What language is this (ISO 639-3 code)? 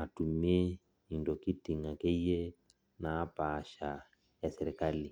mas